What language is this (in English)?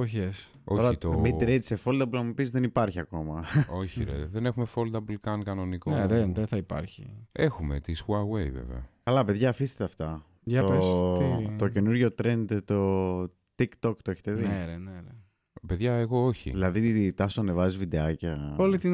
Greek